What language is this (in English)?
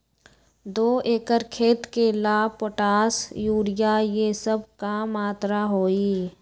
Magahi